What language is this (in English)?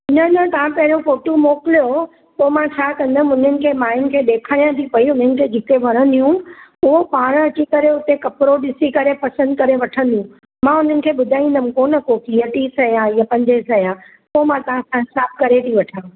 Sindhi